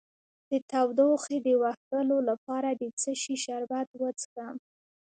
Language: Pashto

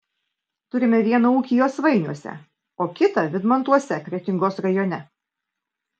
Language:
Lithuanian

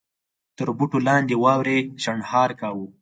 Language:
Pashto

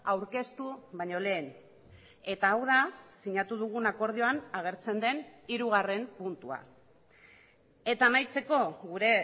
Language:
Basque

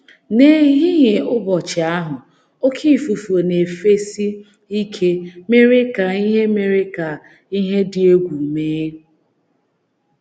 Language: Igbo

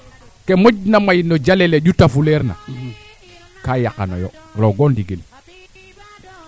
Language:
Serer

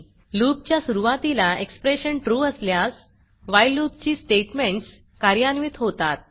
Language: Marathi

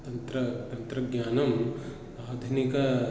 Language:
Sanskrit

